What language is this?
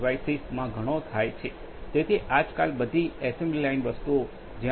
Gujarati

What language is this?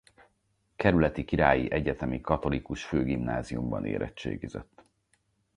Hungarian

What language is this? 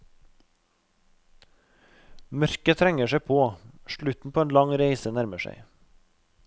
Norwegian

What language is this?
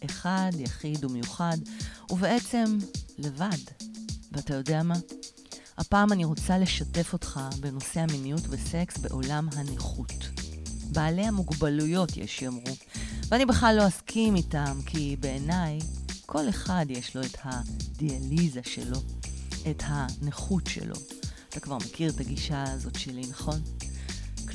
Hebrew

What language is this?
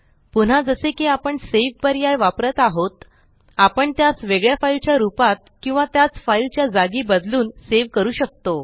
Marathi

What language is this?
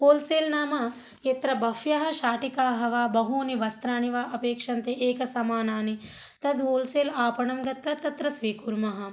Sanskrit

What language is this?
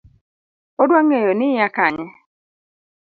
Luo (Kenya and Tanzania)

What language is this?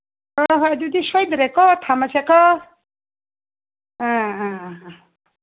Manipuri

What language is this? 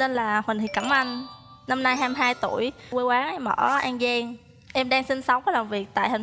Vietnamese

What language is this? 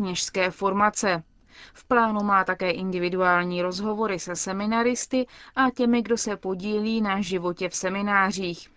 Czech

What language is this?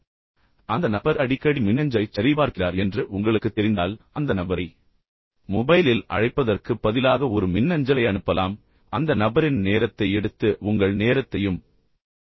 Tamil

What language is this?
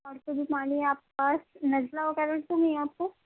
Urdu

